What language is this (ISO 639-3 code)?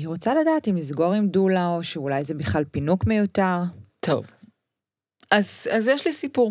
heb